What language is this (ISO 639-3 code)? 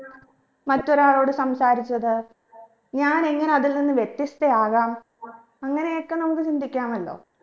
mal